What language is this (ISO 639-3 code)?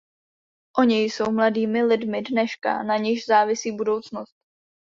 ces